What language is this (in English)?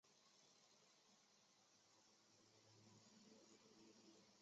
Chinese